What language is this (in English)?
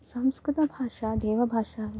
Sanskrit